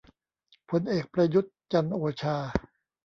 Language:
Thai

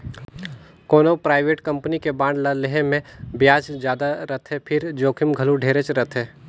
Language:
Chhattisgarhi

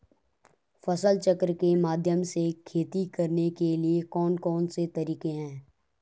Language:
Hindi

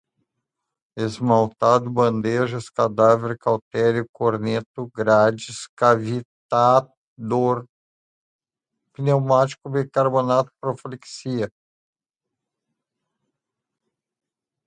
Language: Portuguese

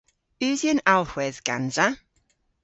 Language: Cornish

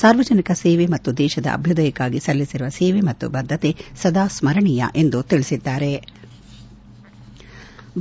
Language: Kannada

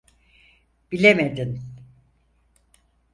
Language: Turkish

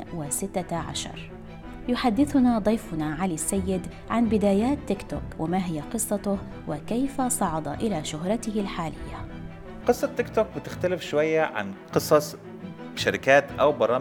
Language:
Arabic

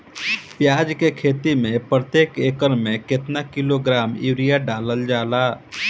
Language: Bhojpuri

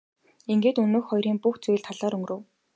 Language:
Mongolian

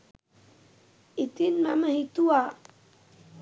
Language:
Sinhala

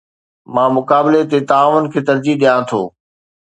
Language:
Sindhi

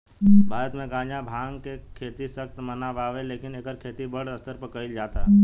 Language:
Bhojpuri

